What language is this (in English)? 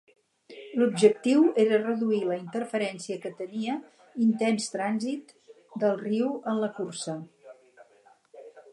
Catalan